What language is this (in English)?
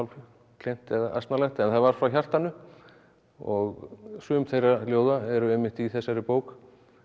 Icelandic